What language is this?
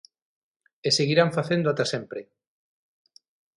Galician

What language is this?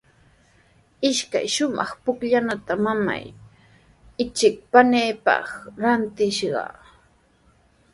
Sihuas Ancash Quechua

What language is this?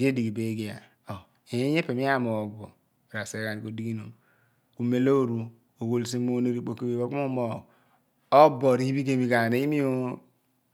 Abua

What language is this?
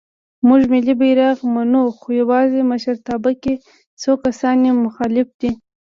Pashto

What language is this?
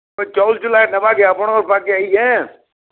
Odia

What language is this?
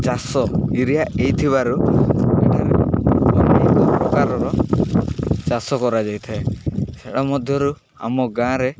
Odia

